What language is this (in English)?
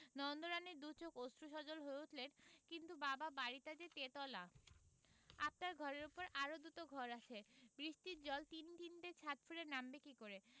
Bangla